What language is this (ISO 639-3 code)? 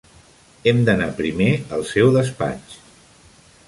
cat